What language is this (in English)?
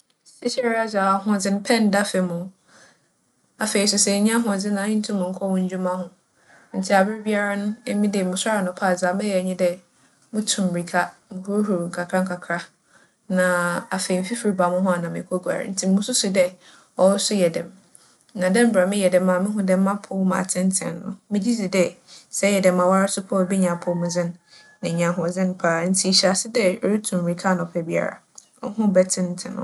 Akan